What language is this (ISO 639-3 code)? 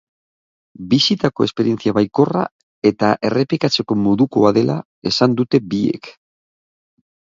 eus